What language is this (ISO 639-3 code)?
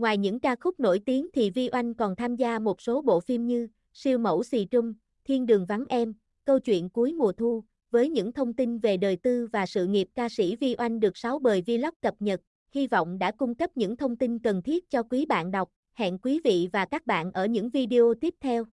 vie